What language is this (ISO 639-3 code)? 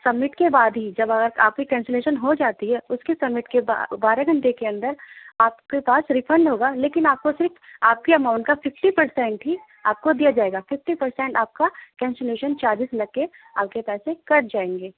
urd